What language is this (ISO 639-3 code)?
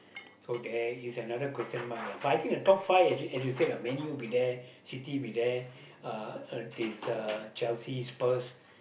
eng